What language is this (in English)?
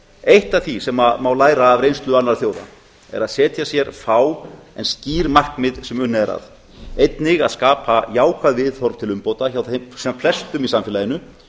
Icelandic